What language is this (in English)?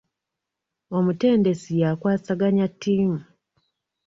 Ganda